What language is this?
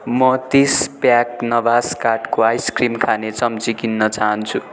Nepali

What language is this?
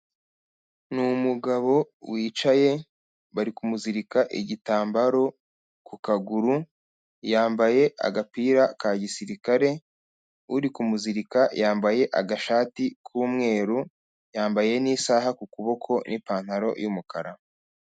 Kinyarwanda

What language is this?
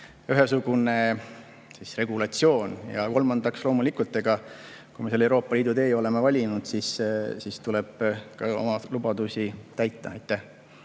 Estonian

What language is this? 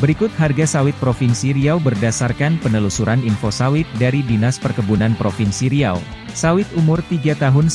Indonesian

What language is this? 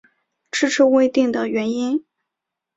Chinese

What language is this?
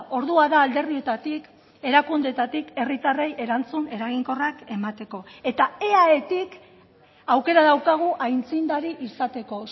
Basque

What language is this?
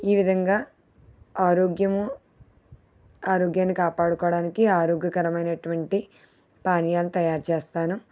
Telugu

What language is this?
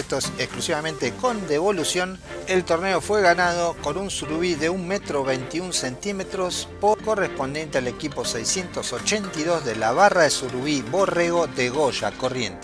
Spanish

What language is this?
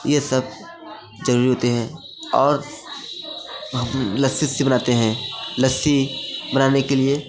Hindi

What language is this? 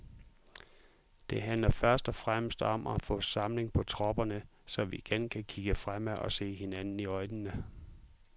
Danish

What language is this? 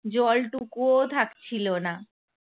Bangla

